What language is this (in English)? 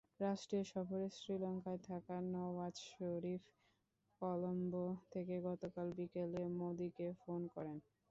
Bangla